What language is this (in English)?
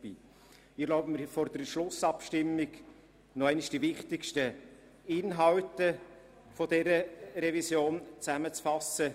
Swiss German